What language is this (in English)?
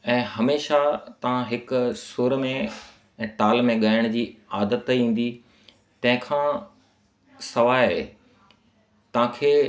Sindhi